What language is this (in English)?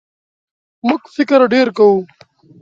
Pashto